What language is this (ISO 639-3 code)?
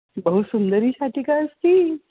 san